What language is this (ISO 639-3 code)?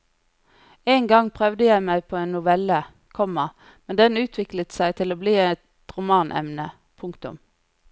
nor